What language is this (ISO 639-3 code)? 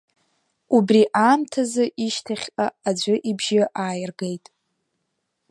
abk